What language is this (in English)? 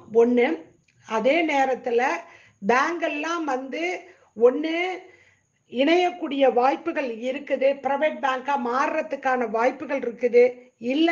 Indonesian